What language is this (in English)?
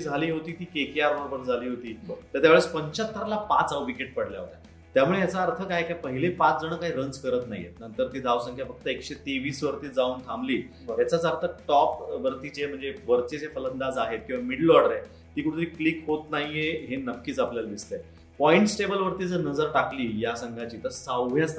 Marathi